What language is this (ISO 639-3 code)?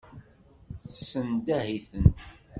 kab